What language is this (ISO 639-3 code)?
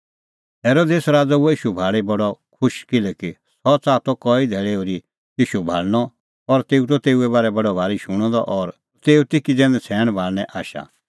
kfx